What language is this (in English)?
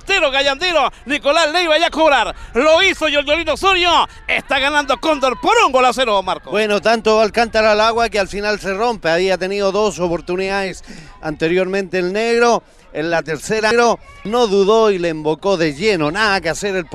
Spanish